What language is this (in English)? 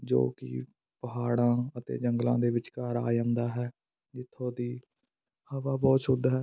Punjabi